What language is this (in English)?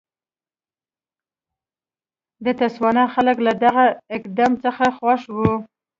Pashto